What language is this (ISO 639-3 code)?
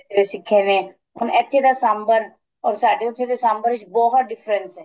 pan